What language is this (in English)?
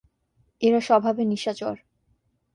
Bangla